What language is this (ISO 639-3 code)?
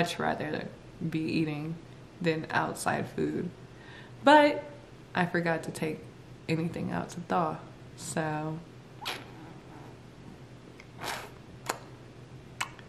eng